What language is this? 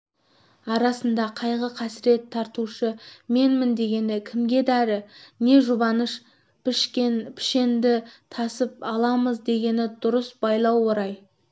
Kazakh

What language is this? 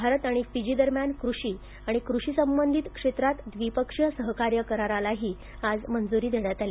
Marathi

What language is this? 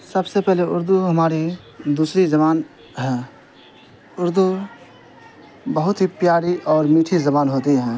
Urdu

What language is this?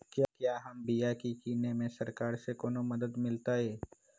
Magahi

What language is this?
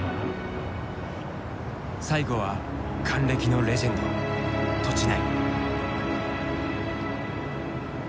Japanese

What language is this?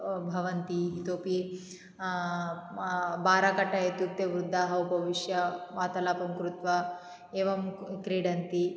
Sanskrit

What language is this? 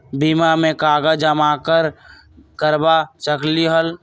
Magahi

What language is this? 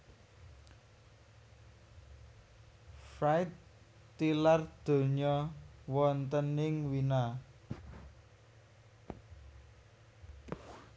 Javanese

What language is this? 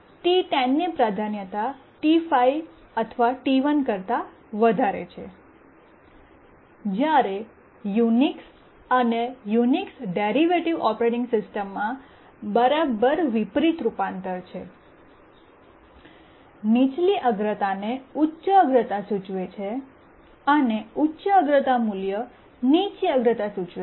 Gujarati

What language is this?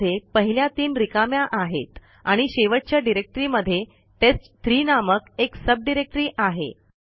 Marathi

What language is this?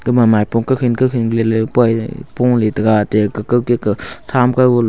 Wancho Naga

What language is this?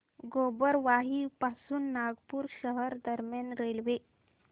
Marathi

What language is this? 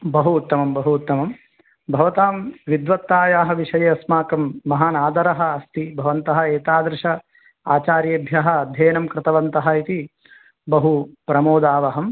Sanskrit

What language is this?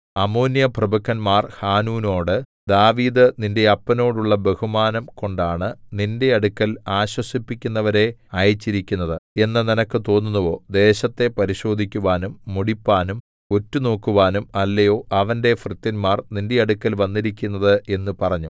Malayalam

